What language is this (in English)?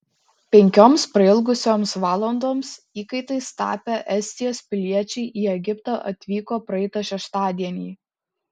Lithuanian